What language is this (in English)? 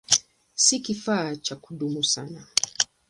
Swahili